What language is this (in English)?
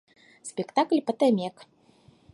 Mari